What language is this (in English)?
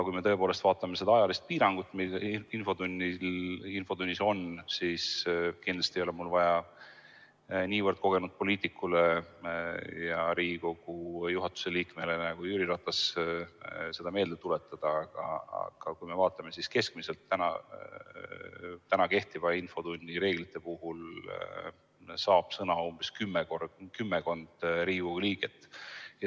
Estonian